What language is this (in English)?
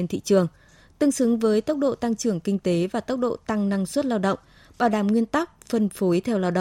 Vietnamese